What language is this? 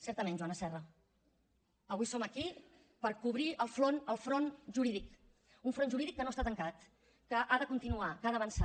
Catalan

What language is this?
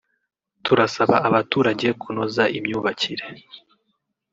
Kinyarwanda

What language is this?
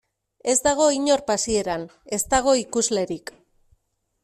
Basque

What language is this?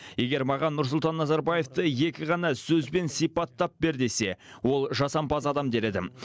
Kazakh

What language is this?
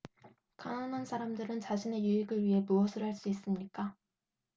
Korean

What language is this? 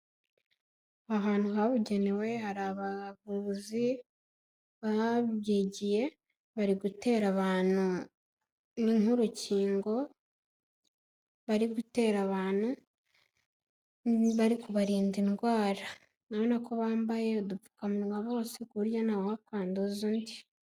Kinyarwanda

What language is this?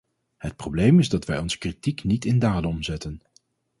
Dutch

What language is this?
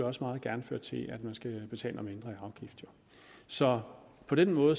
Danish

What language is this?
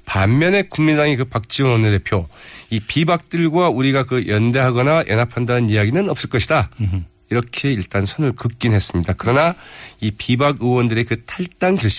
Korean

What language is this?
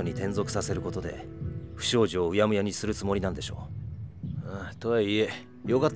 Japanese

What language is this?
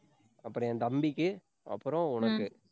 Tamil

